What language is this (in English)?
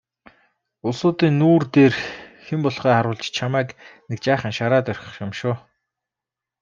Mongolian